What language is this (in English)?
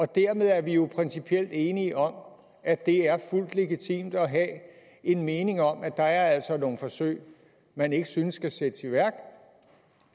Danish